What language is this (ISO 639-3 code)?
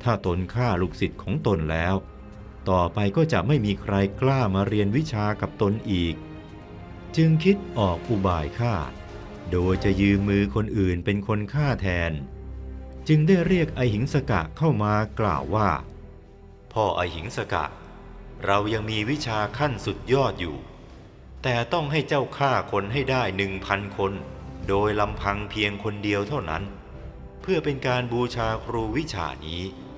tha